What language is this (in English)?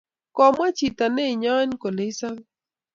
Kalenjin